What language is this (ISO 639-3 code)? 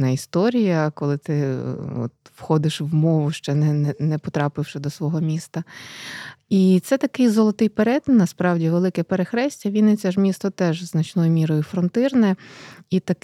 ukr